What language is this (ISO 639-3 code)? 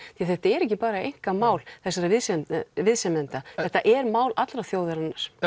isl